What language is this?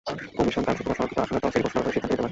Bangla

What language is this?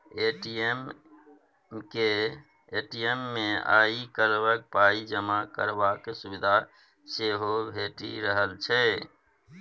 Maithili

